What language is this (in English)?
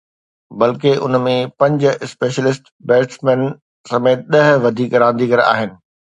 Sindhi